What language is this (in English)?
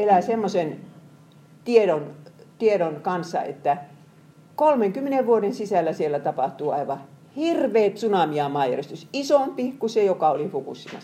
Finnish